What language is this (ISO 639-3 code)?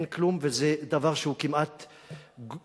heb